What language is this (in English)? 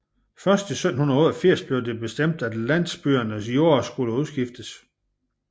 Danish